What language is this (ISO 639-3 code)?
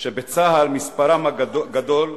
heb